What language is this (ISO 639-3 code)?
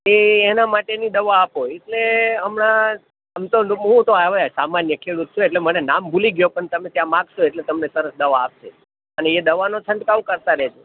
guj